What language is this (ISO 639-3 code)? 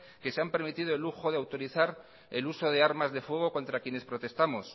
spa